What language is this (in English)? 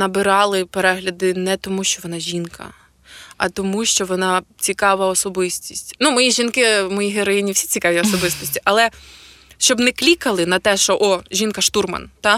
Ukrainian